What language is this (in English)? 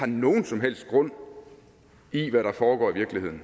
Danish